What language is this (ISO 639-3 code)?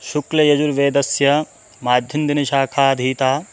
san